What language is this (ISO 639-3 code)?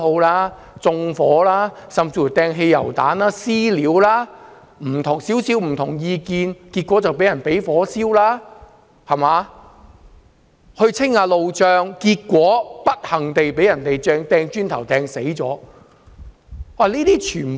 yue